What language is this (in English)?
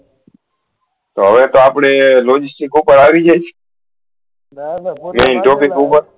Gujarati